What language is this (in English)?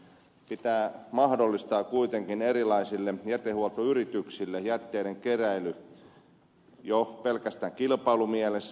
Finnish